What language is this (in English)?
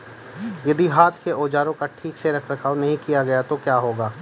Hindi